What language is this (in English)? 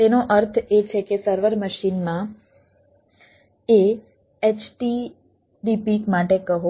Gujarati